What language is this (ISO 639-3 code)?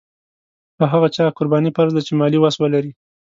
pus